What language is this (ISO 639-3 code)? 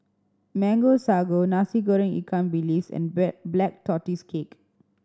eng